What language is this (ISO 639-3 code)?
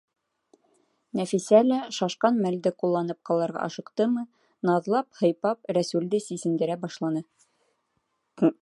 bak